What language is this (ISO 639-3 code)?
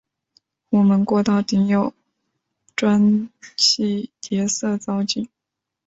zho